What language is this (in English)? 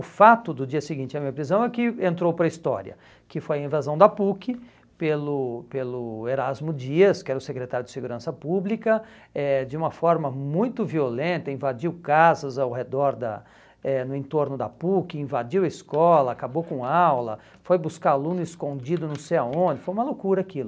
Portuguese